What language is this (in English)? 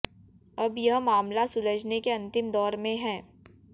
Hindi